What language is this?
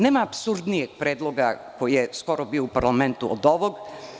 Serbian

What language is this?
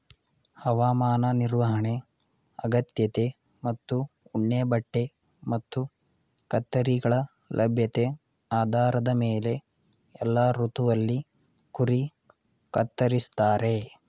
Kannada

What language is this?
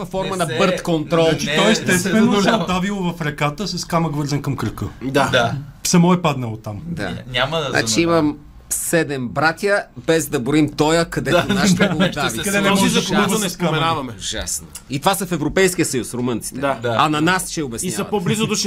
Bulgarian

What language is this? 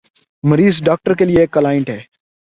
Urdu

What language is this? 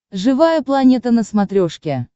Russian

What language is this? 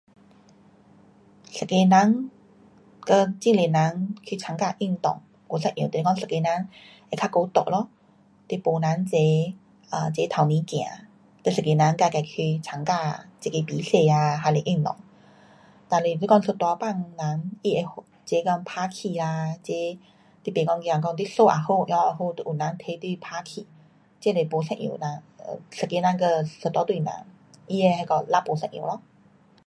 Pu-Xian Chinese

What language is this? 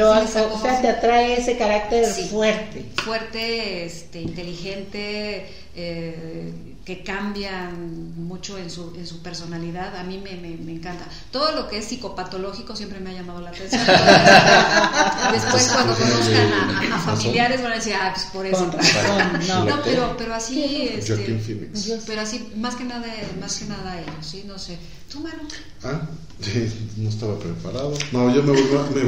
Spanish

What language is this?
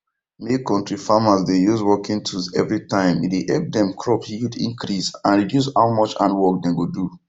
Nigerian Pidgin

